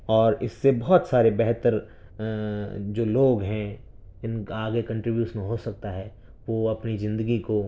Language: Urdu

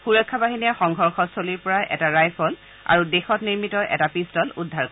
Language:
Assamese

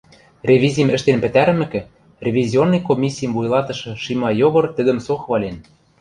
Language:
Western Mari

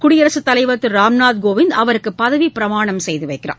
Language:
Tamil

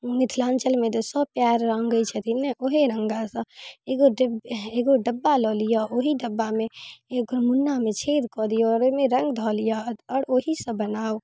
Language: Maithili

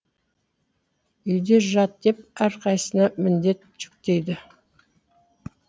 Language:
Kazakh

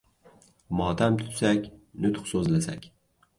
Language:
Uzbek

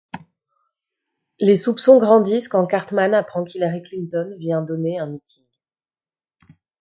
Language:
French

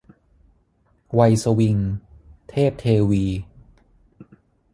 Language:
Thai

